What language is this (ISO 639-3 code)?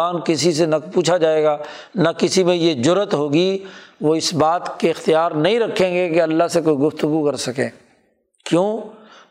urd